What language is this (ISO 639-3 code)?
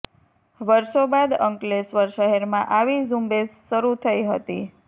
guj